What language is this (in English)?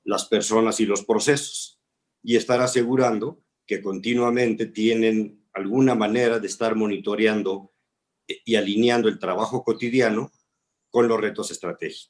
Spanish